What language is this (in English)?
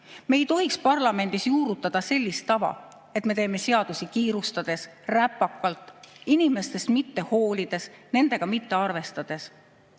Estonian